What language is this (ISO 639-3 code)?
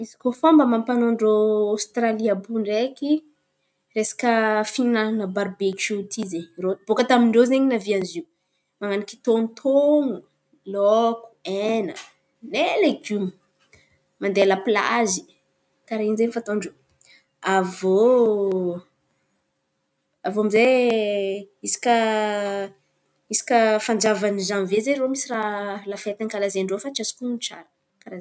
xmv